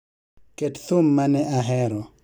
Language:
Luo (Kenya and Tanzania)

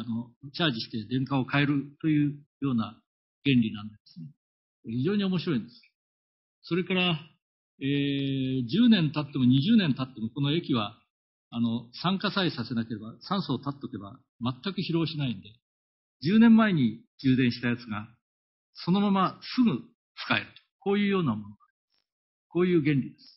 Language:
Japanese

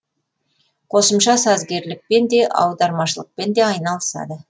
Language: Kazakh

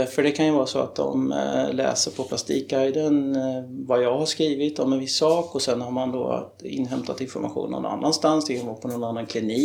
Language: Swedish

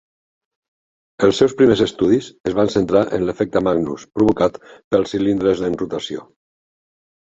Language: Catalan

